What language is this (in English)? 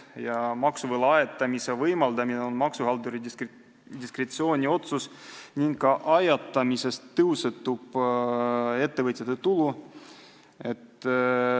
Estonian